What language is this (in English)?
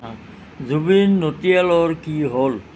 Assamese